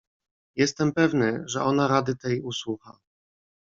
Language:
Polish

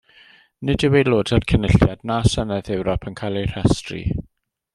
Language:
Welsh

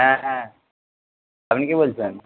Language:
Bangla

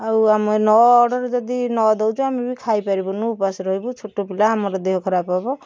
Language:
Odia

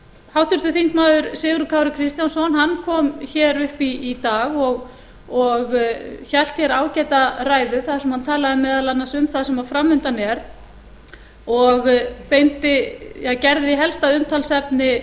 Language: Icelandic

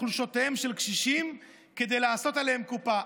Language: Hebrew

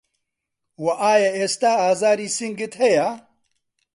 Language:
Central Kurdish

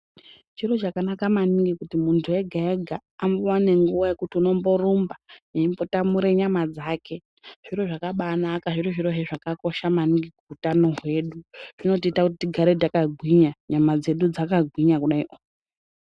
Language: Ndau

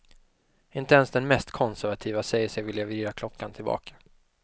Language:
Swedish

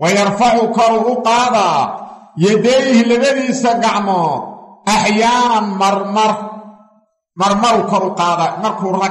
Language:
Arabic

